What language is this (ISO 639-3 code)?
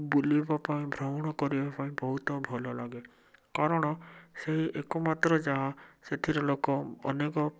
ori